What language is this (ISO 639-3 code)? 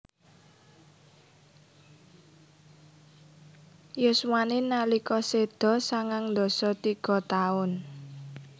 jav